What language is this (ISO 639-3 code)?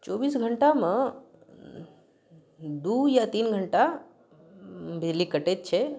mai